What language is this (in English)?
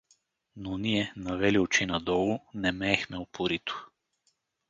Bulgarian